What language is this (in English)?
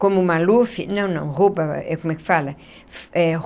Portuguese